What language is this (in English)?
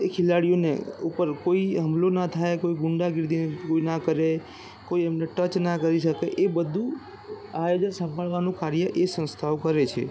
Gujarati